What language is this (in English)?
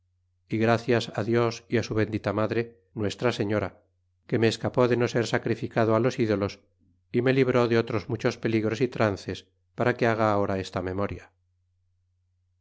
Spanish